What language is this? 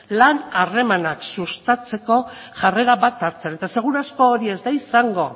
Basque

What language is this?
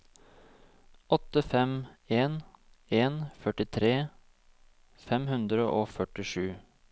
Norwegian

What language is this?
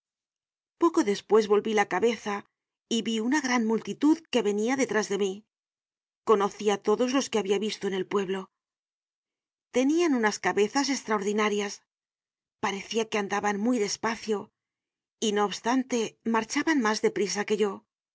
Spanish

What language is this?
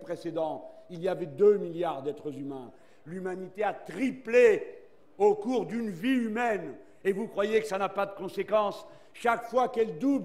French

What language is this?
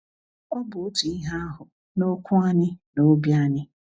Igbo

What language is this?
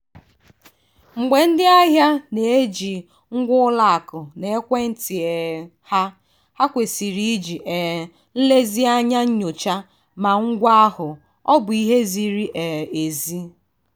Igbo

